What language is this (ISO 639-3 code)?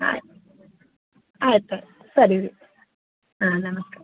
kan